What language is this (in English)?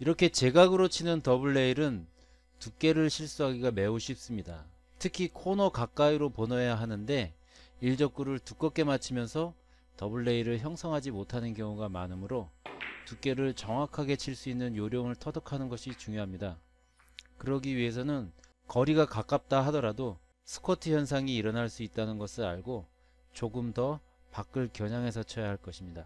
Korean